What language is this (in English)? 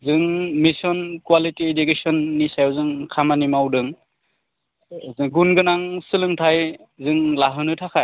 Bodo